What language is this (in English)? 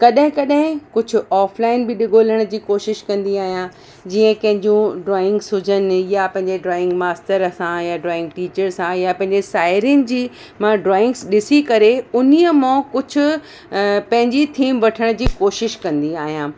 Sindhi